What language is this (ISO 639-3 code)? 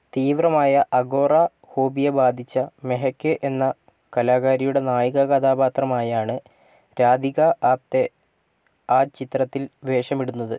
mal